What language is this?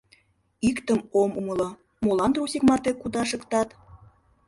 Mari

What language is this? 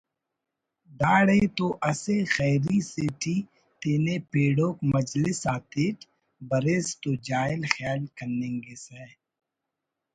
Brahui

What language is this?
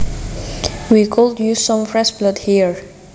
Javanese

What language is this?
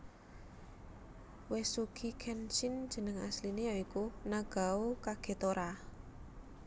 Javanese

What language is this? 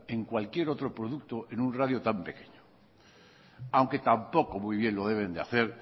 Spanish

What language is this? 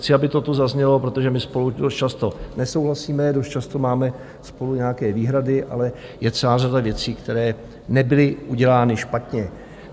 Czech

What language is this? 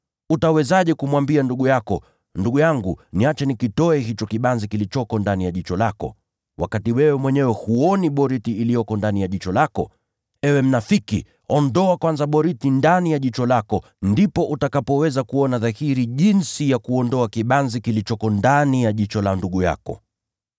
Swahili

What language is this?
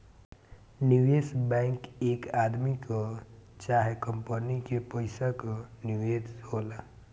Bhojpuri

